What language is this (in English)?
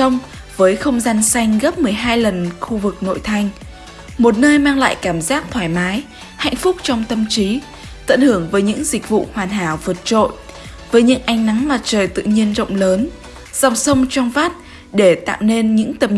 Vietnamese